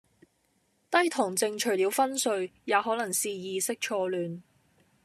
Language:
Cantonese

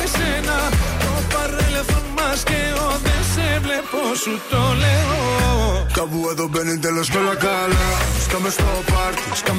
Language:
Greek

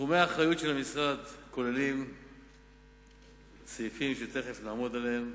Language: Hebrew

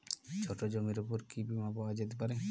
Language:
Bangla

